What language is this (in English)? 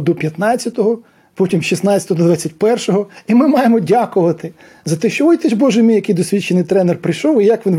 Ukrainian